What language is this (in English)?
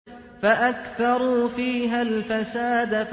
Arabic